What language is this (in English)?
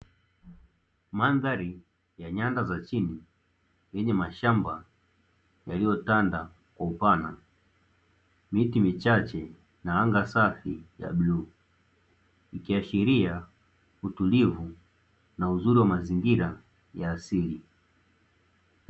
Swahili